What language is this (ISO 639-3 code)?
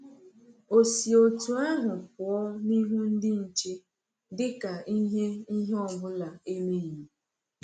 ibo